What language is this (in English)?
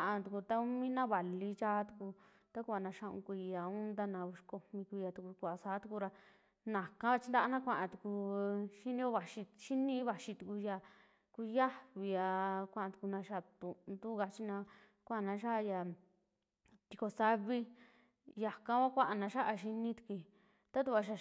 Western Juxtlahuaca Mixtec